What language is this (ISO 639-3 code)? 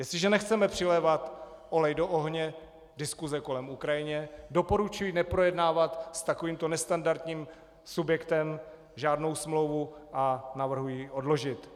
ces